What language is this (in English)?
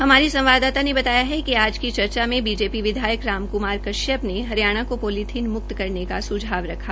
Hindi